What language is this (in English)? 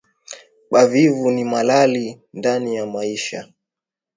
Swahili